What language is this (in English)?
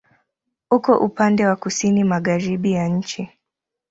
Swahili